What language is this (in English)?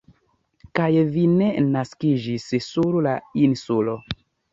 Esperanto